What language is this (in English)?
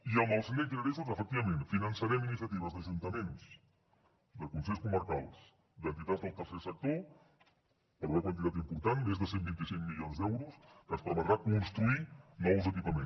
Catalan